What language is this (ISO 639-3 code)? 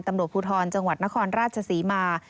tha